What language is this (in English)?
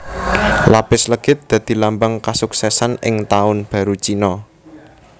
Javanese